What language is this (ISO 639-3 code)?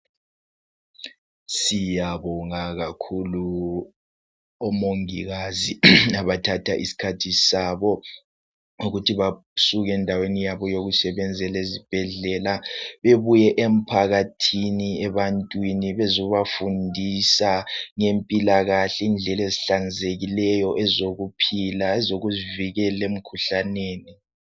nde